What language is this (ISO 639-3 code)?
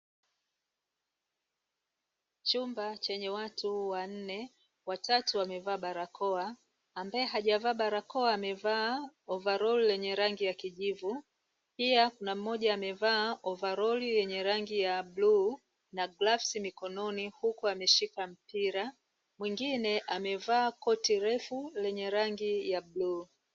swa